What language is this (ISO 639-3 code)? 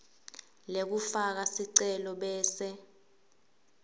ssw